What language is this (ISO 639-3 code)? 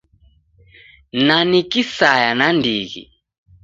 dav